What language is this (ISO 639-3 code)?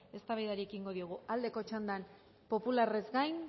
eus